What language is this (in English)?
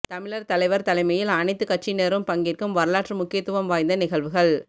Tamil